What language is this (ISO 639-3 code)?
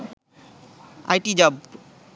ben